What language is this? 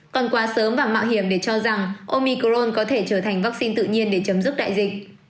Vietnamese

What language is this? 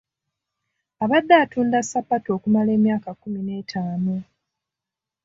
Ganda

